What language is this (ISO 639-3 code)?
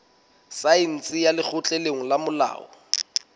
sot